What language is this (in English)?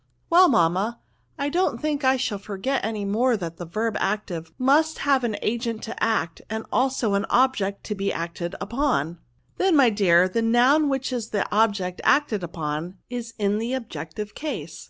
English